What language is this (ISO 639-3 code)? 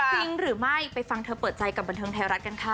tha